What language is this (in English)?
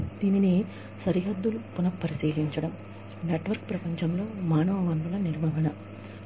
Telugu